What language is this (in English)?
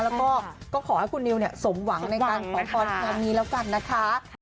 Thai